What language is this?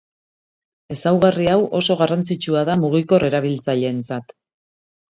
Basque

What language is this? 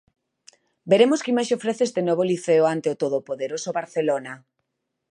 Galician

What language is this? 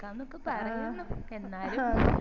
Malayalam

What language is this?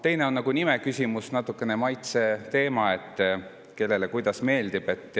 Estonian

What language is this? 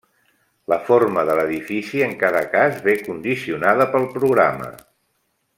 Catalan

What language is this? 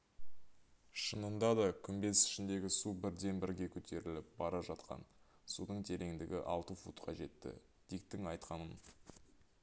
Kazakh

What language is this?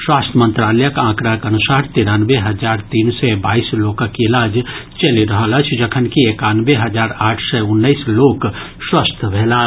Maithili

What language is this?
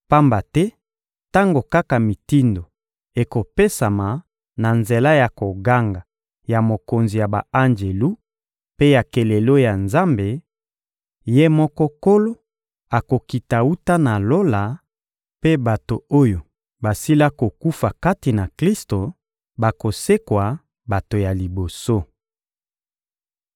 Lingala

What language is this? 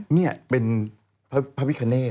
Thai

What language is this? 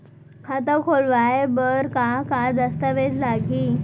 Chhattisgarhi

